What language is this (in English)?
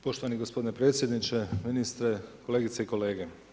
Croatian